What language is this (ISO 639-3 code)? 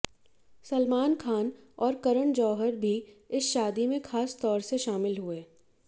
hin